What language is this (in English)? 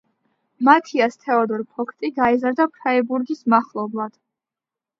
Georgian